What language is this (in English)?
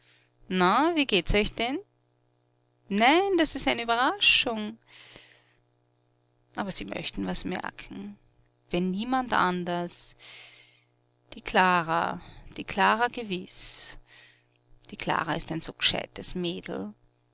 German